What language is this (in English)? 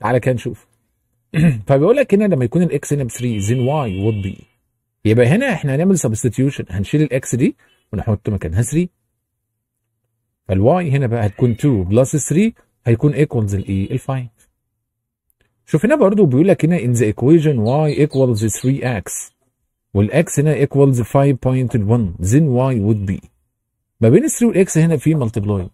Arabic